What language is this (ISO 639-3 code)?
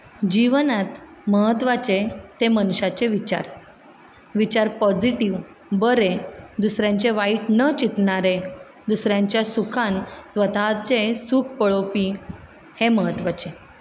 kok